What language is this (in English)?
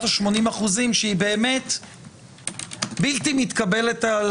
Hebrew